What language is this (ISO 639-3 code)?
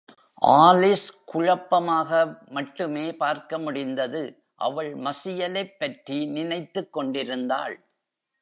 tam